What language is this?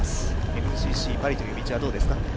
Japanese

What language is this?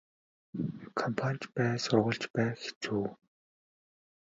Mongolian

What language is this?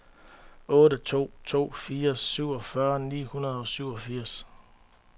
Danish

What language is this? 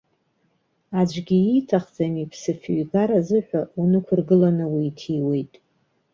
Abkhazian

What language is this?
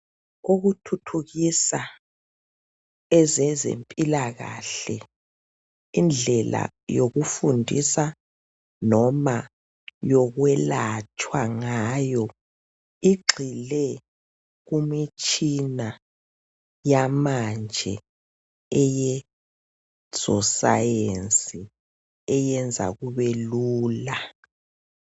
North Ndebele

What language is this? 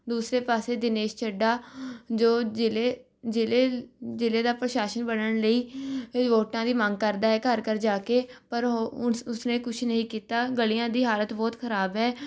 Punjabi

